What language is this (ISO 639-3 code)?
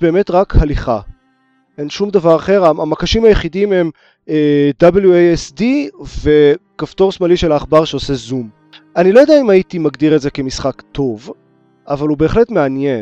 heb